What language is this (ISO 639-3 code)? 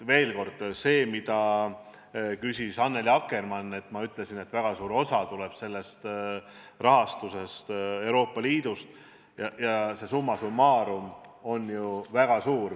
est